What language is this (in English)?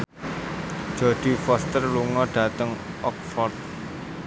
Javanese